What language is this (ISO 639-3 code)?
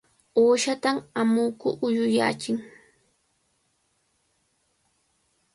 qvl